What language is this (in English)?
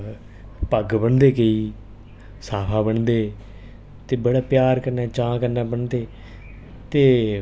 Dogri